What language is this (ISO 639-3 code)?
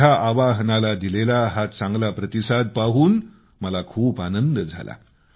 mar